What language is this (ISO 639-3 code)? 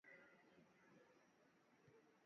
swa